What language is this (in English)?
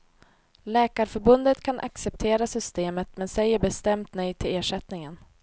Swedish